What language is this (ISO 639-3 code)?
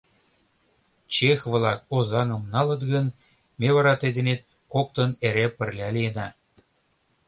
chm